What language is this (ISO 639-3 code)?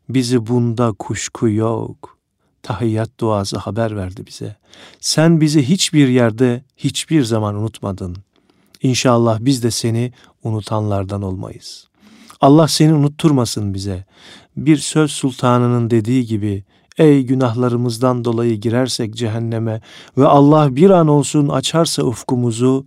tur